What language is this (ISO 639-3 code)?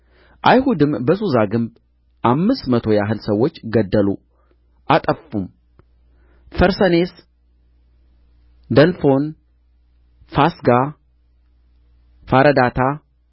amh